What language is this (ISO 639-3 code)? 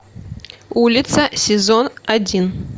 rus